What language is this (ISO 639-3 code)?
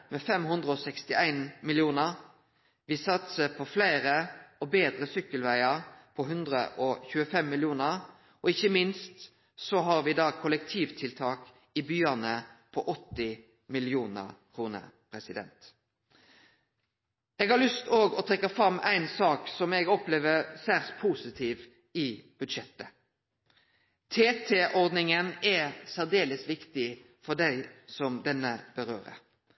nno